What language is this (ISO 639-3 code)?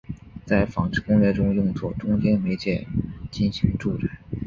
zho